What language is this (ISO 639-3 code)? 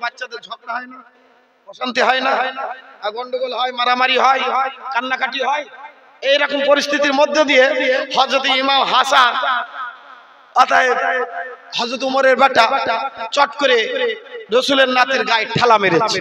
ben